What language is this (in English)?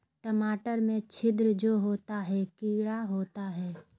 Magahi